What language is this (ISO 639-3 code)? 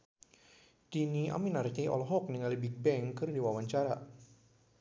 sun